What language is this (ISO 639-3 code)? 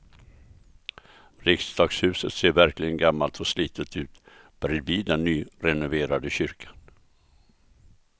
swe